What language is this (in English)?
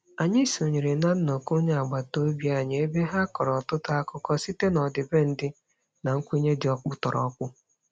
Igbo